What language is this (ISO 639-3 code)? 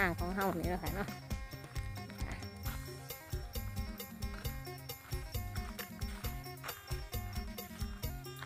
tha